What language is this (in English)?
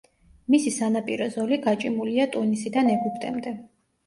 Georgian